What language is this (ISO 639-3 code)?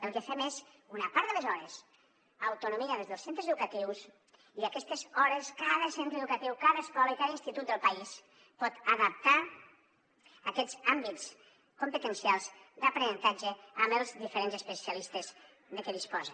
cat